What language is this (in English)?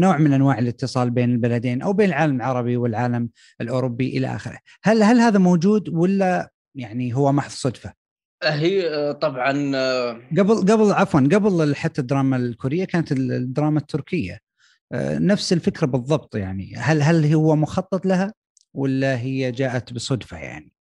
Arabic